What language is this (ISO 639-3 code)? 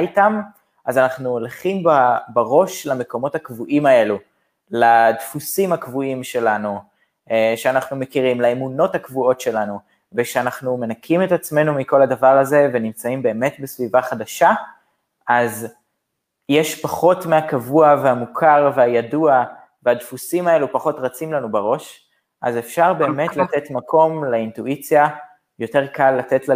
heb